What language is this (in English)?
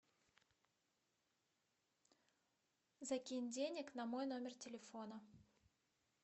Russian